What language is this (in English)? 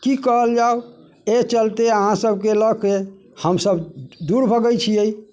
Maithili